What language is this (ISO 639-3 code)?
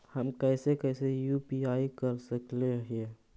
mag